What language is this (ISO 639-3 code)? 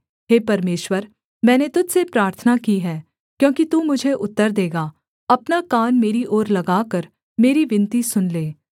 hin